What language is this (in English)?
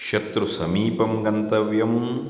Sanskrit